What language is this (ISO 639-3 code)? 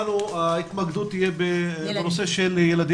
heb